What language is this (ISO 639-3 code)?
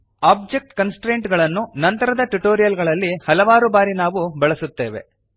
kan